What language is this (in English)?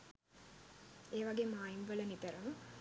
Sinhala